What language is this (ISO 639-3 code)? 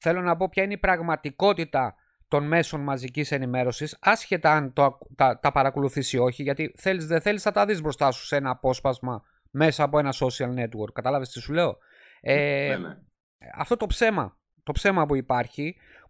ell